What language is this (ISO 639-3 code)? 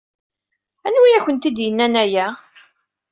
kab